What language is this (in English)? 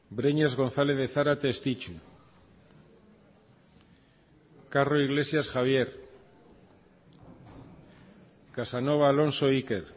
Basque